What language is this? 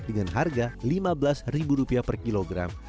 Indonesian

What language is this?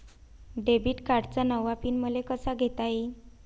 Marathi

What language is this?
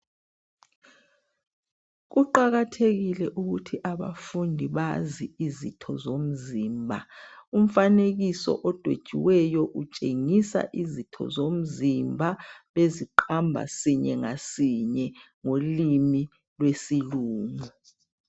North Ndebele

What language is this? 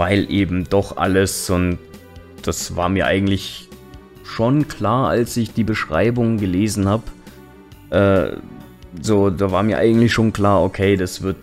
German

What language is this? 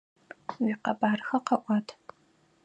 Adyghe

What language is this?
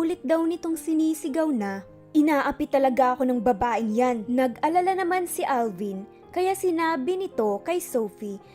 Filipino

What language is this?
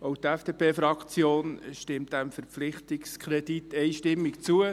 Swiss German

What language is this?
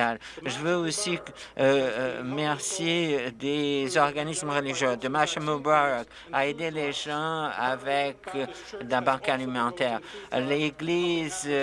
French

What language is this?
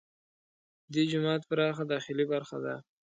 Pashto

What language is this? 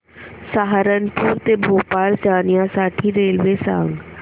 Marathi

